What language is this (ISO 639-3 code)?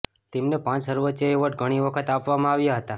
guj